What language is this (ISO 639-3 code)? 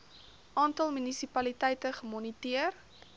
afr